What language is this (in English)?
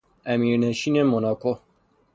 Persian